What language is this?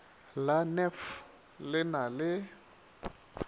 Northern Sotho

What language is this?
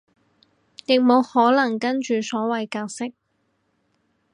Cantonese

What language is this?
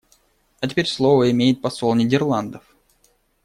Russian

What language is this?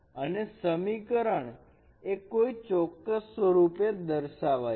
Gujarati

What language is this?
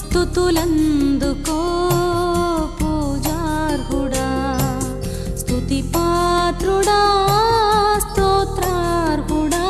Telugu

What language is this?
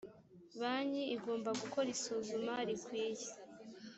Kinyarwanda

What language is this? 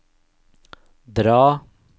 Norwegian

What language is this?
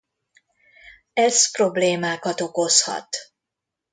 Hungarian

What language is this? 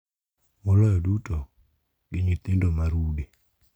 Luo (Kenya and Tanzania)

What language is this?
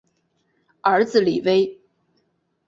Chinese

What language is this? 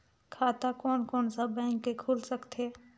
Chhattisgarhi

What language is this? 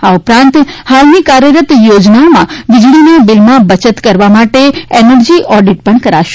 Gujarati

